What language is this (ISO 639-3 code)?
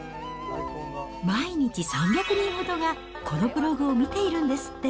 jpn